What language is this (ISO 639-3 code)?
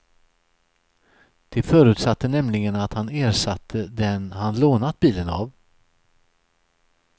swe